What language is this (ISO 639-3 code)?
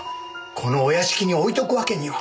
jpn